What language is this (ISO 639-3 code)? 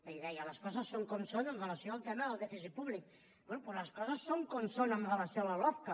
cat